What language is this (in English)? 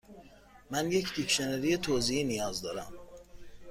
Persian